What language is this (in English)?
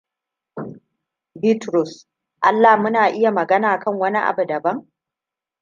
Hausa